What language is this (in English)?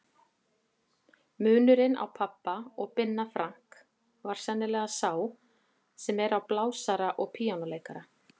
Icelandic